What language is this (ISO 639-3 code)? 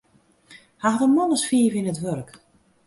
fry